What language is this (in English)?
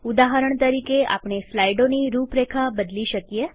Gujarati